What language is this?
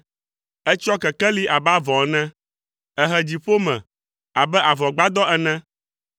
Ewe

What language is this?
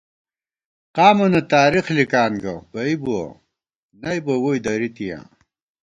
Gawar-Bati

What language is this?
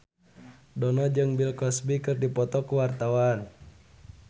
Sundanese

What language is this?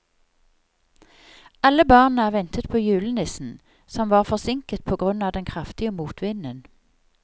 Norwegian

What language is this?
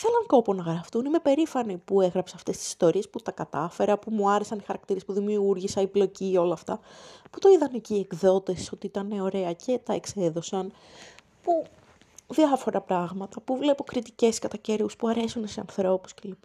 Greek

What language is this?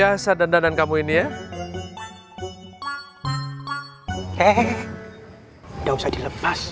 Indonesian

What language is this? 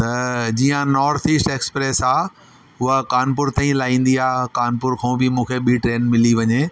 Sindhi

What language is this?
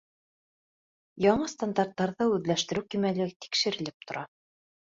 Bashkir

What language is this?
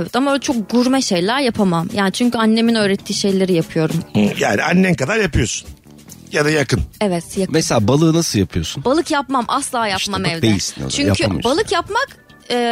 Turkish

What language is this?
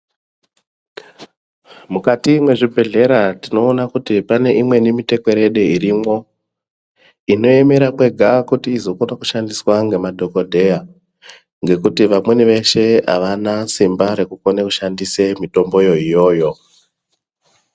Ndau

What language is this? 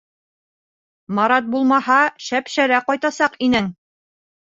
Bashkir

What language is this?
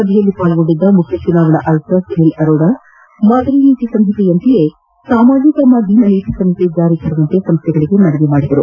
Kannada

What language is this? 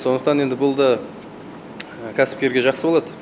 Kazakh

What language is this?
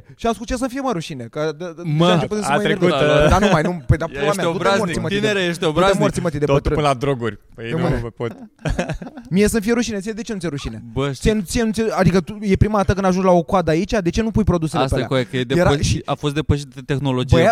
Romanian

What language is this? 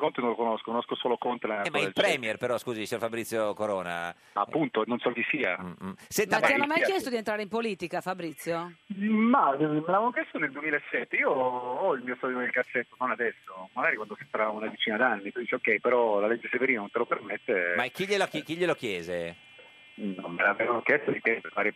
Italian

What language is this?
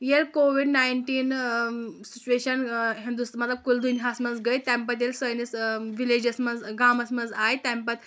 Kashmiri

